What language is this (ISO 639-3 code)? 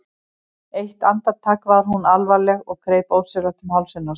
isl